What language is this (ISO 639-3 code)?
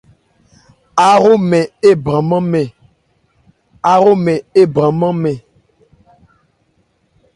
ebr